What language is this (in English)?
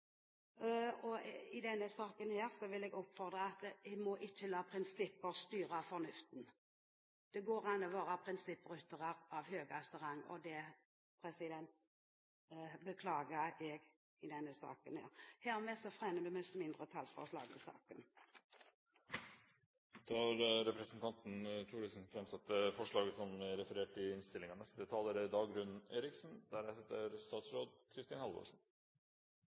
Norwegian Bokmål